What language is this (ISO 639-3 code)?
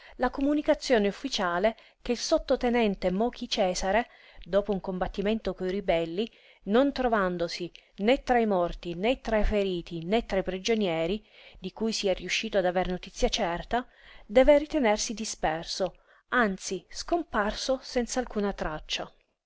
ita